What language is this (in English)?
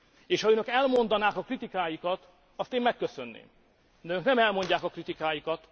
Hungarian